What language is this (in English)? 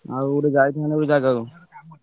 Odia